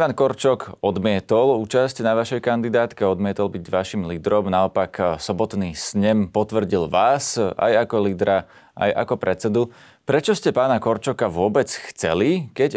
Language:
Slovak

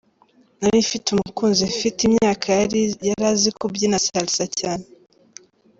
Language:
Kinyarwanda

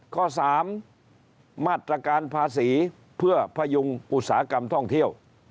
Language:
Thai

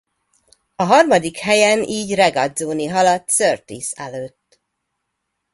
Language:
Hungarian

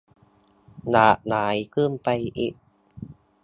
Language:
Thai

